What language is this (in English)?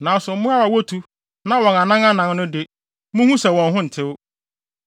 Akan